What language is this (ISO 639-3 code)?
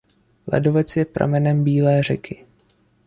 ces